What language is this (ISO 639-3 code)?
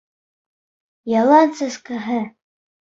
bak